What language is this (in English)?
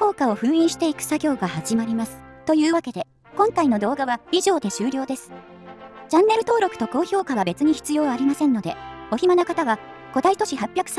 Japanese